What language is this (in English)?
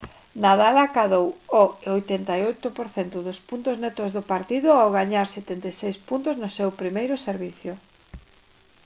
Galician